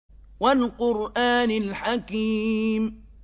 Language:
Arabic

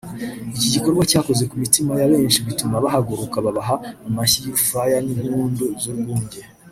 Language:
Kinyarwanda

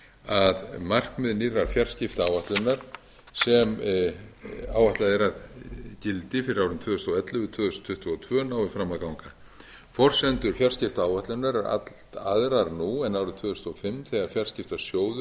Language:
Icelandic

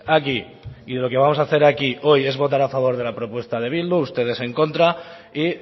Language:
Spanish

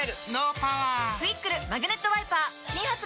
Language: Japanese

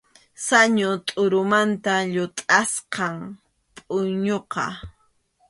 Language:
Arequipa-La Unión Quechua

